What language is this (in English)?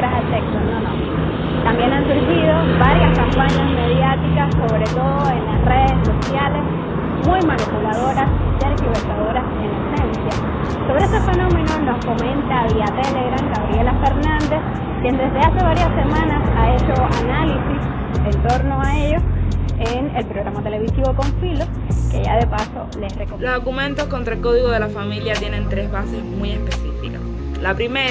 Spanish